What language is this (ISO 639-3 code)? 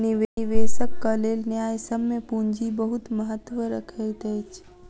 mai